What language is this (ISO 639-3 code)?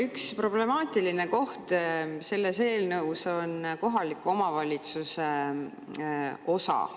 est